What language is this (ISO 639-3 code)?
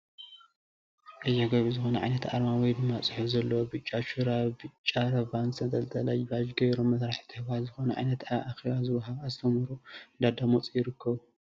tir